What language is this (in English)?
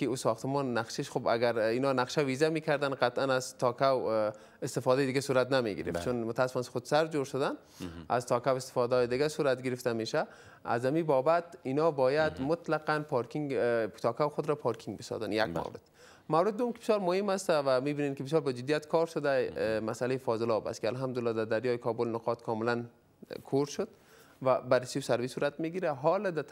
Persian